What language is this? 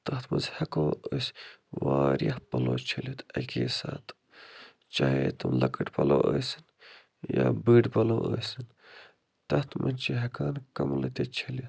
Kashmiri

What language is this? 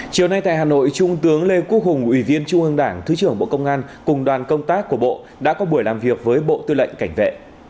Vietnamese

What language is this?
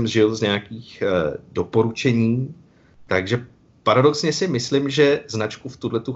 Czech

